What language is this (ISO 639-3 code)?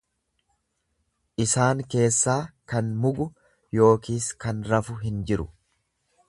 orm